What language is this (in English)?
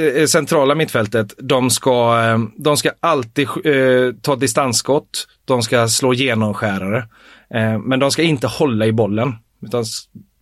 Swedish